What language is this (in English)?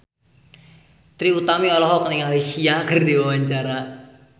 Sundanese